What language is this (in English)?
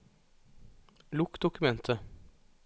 Norwegian